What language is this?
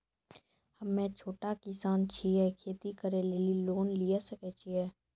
Maithili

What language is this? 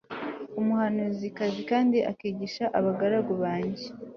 Kinyarwanda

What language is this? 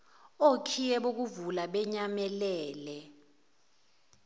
Zulu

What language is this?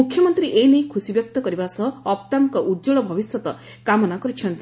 Odia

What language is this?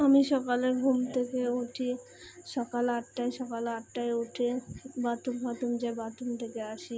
Bangla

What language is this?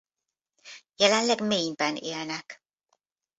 Hungarian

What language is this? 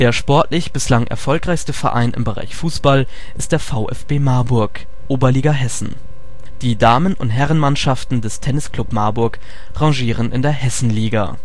German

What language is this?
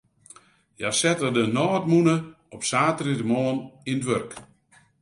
Western Frisian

